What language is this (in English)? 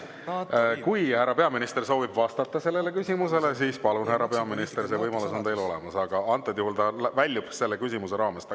Estonian